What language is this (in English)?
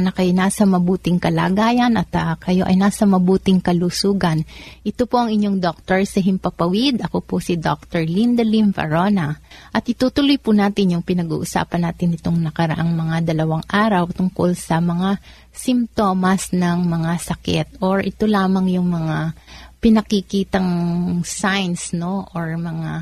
Filipino